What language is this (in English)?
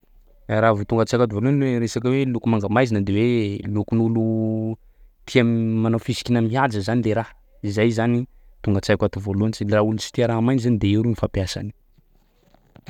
Sakalava Malagasy